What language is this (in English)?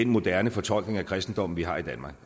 Danish